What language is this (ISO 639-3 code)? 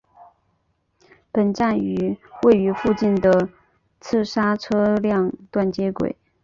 zho